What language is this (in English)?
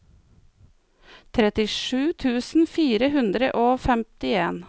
Norwegian